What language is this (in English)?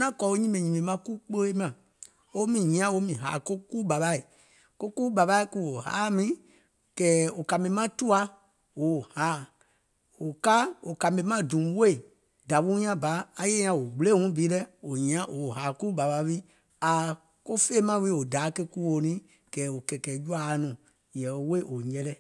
Gola